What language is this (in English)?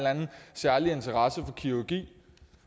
Danish